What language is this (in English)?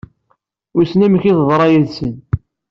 Kabyle